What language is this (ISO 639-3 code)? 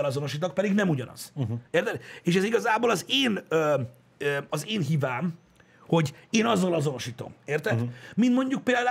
hun